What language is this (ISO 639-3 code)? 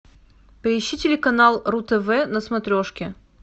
rus